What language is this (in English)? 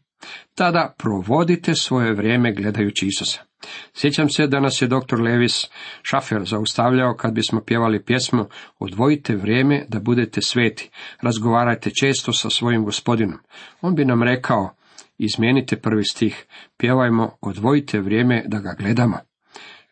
Croatian